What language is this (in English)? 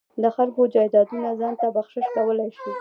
Pashto